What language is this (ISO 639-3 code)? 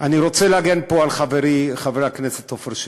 heb